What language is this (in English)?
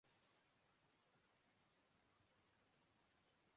Urdu